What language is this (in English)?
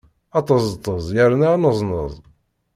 Kabyle